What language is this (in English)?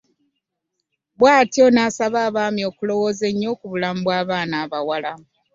Ganda